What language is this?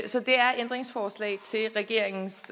Danish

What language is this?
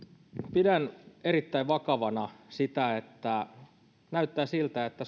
Finnish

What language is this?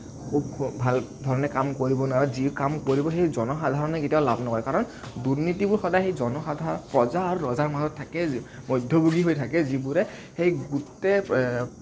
Assamese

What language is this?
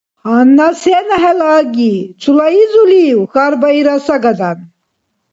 Dargwa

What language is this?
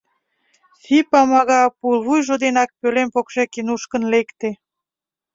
Mari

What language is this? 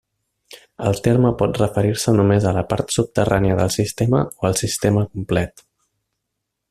Catalan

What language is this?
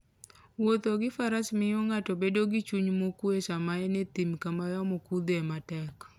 Luo (Kenya and Tanzania)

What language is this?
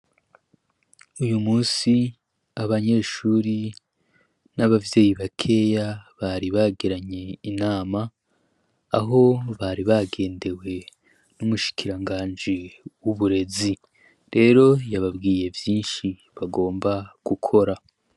Rundi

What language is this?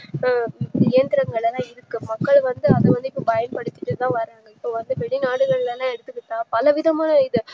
Tamil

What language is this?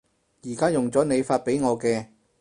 Cantonese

